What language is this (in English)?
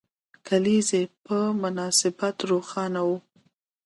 Pashto